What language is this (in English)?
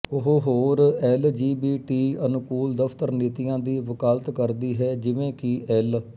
Punjabi